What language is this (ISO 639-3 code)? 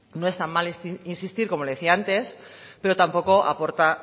spa